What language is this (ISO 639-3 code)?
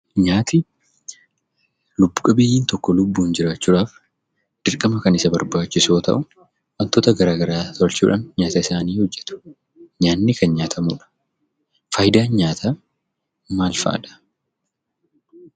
orm